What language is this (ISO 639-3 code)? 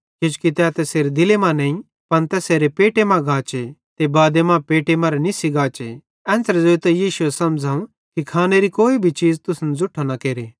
bhd